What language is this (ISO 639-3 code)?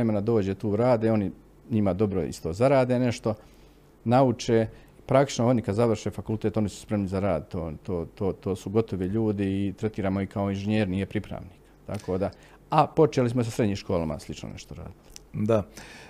hrv